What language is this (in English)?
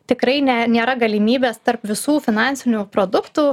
Lithuanian